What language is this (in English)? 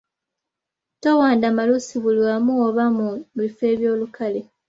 Ganda